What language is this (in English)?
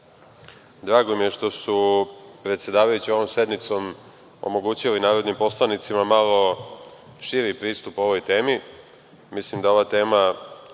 Serbian